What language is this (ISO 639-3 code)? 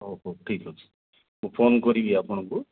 ori